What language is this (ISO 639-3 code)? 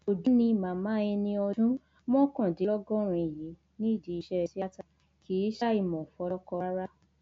yor